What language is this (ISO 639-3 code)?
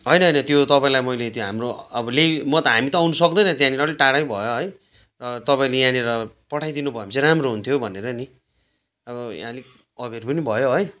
nep